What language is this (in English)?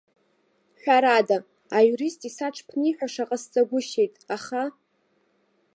Abkhazian